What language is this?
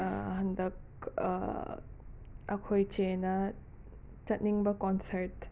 Manipuri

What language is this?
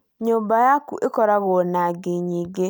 Kikuyu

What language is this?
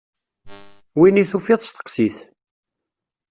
Kabyle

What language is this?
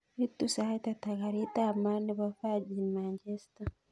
Kalenjin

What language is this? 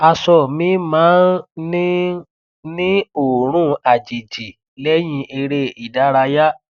Yoruba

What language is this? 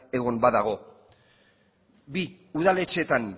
Basque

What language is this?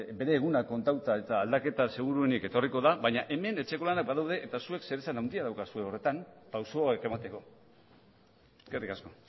Basque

